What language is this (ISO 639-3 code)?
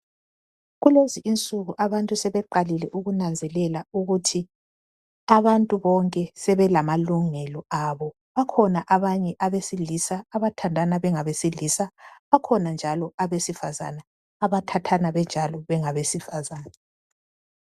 nde